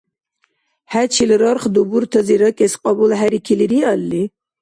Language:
Dargwa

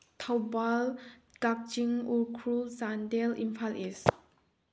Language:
Manipuri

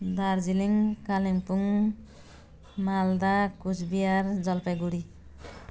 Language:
Nepali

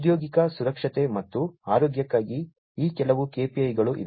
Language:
Kannada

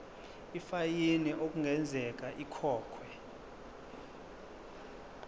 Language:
Zulu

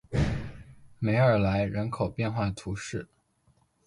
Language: Chinese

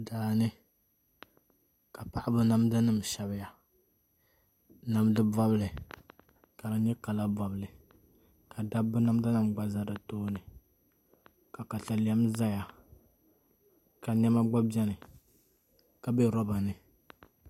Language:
Dagbani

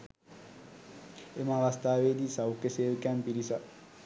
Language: Sinhala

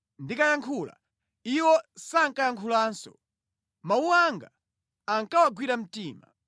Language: Nyanja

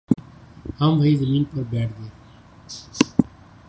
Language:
Urdu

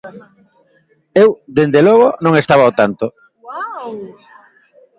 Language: Galician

